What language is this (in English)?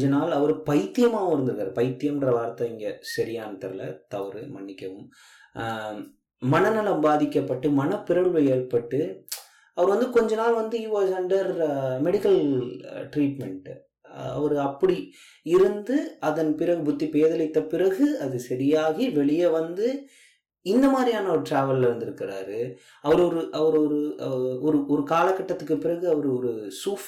Tamil